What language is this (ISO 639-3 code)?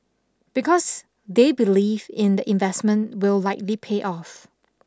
eng